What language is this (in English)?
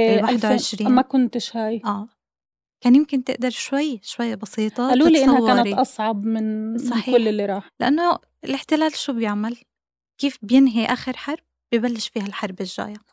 Arabic